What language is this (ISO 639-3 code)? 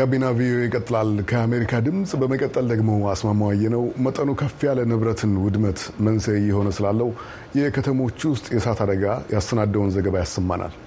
amh